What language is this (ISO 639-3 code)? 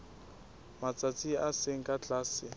sot